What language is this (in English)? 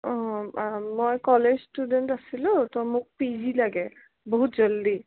Assamese